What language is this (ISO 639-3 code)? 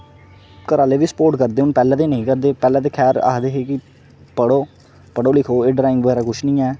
doi